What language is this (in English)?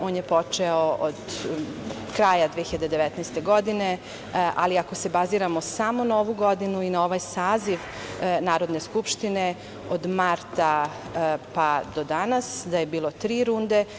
Serbian